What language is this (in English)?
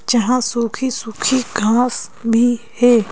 Hindi